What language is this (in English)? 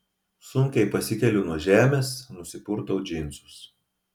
Lithuanian